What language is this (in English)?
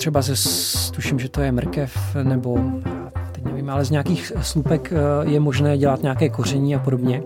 Czech